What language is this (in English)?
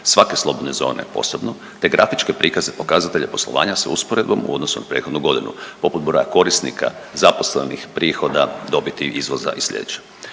Croatian